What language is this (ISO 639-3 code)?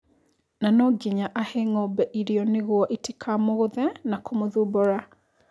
kik